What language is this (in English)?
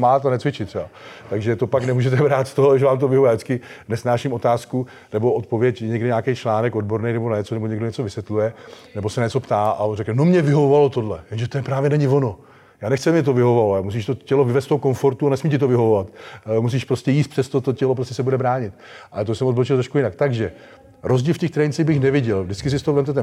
Czech